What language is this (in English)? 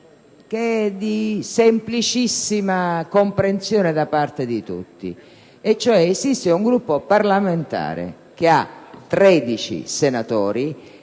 Italian